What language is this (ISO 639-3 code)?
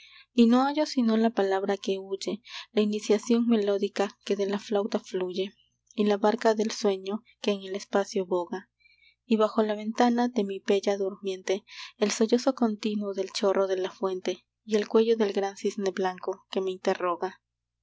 spa